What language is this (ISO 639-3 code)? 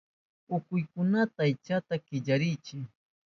qup